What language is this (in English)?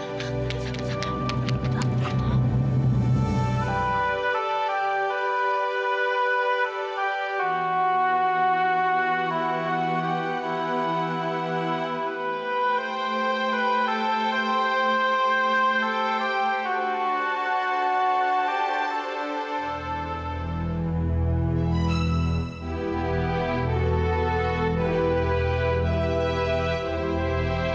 Indonesian